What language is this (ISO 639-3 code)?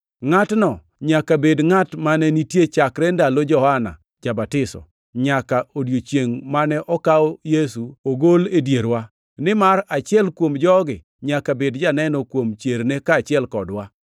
luo